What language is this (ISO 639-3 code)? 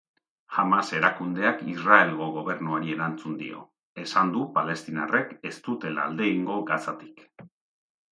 eus